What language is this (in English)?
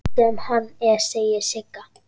Icelandic